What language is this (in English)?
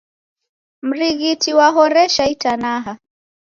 Taita